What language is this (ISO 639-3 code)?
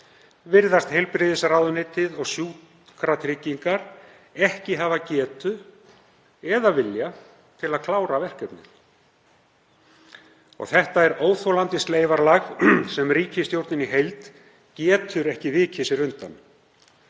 isl